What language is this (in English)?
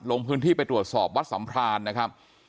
Thai